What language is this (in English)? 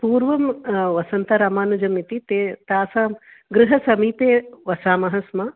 Sanskrit